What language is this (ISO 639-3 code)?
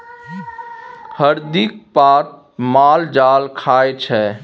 mai